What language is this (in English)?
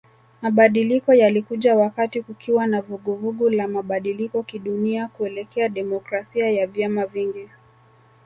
Swahili